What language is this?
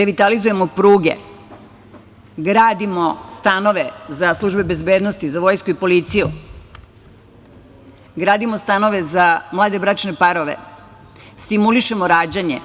Serbian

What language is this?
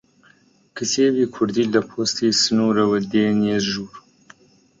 Central Kurdish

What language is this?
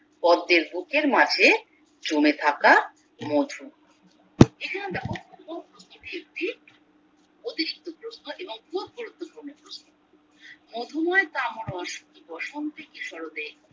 Bangla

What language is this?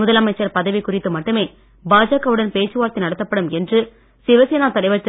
Tamil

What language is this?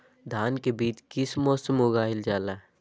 Magahi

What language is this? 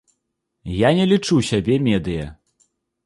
Belarusian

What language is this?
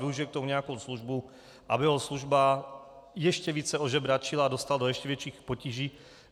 Czech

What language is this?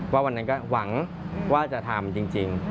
Thai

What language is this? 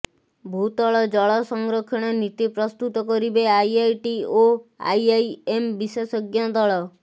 Odia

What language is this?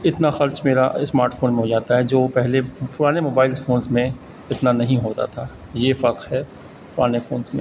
Urdu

